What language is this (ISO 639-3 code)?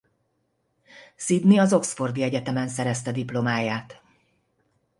hun